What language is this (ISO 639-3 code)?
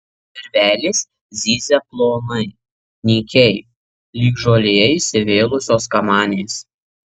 lit